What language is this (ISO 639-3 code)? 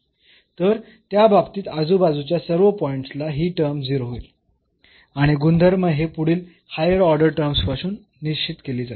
mar